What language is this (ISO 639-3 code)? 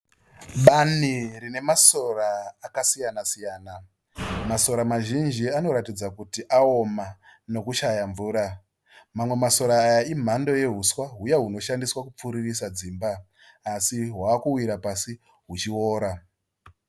sna